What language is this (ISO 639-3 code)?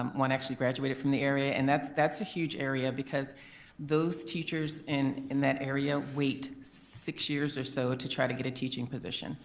eng